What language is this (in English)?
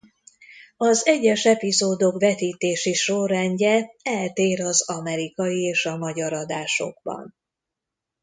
Hungarian